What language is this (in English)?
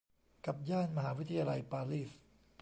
Thai